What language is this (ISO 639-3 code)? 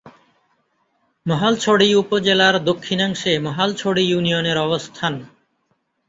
ben